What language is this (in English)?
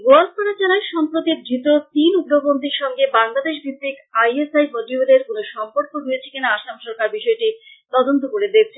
Bangla